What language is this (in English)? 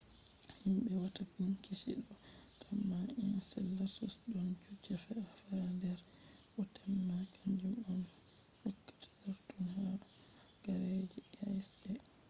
Fula